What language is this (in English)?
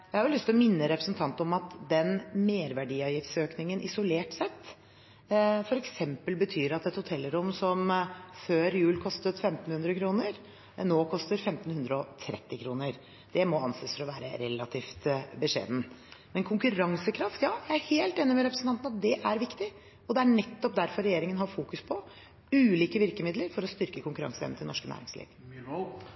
Norwegian Bokmål